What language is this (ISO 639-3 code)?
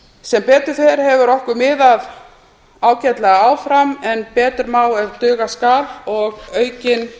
isl